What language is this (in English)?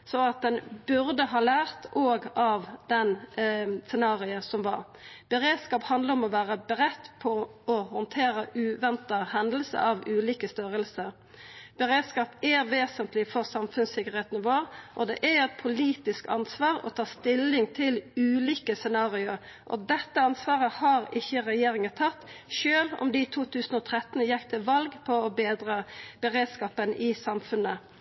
Norwegian Nynorsk